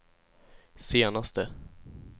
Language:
Swedish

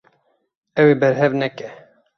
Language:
Kurdish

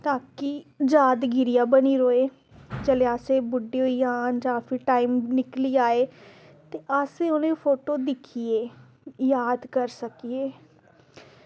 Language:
Dogri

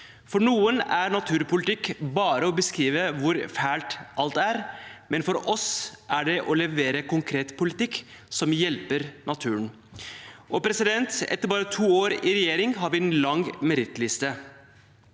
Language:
Norwegian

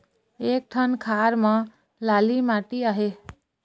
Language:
Chhattisgarhi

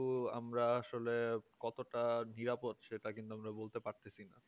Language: Bangla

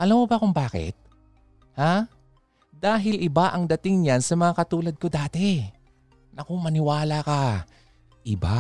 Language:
Filipino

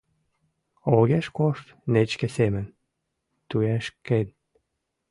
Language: Mari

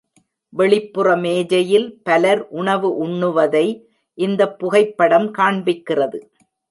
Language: Tamil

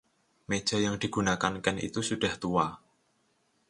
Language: Indonesian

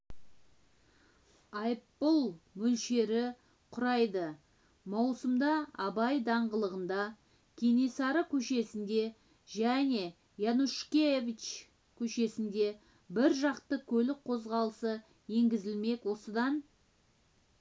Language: Kazakh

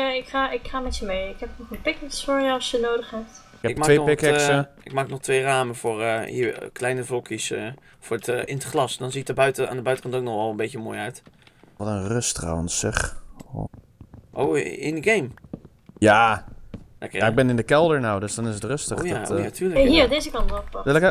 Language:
Dutch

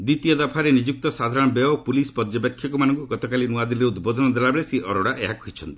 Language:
Odia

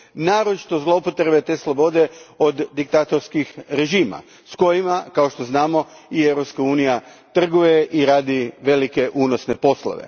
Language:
Croatian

